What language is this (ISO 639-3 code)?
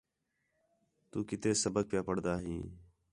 xhe